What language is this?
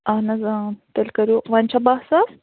Kashmiri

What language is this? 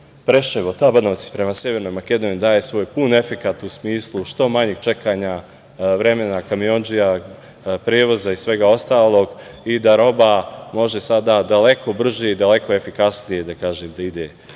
Serbian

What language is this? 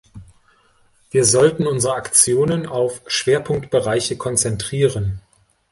German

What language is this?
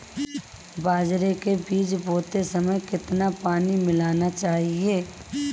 Hindi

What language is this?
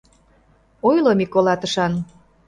Mari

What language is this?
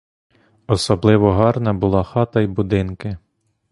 Ukrainian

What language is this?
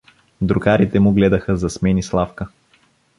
Bulgarian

